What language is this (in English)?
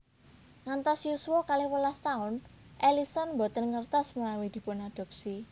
Javanese